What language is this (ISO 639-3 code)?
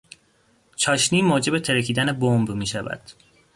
fas